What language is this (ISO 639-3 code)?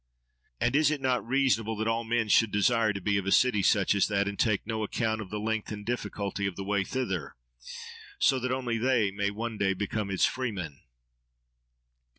eng